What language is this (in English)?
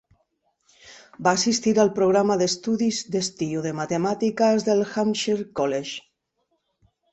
Catalan